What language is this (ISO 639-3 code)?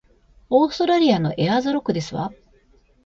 jpn